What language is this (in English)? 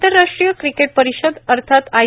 Marathi